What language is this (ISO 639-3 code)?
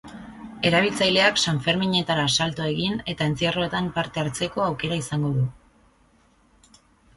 eus